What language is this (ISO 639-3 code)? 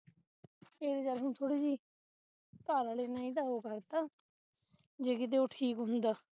pan